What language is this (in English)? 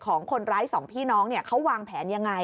Thai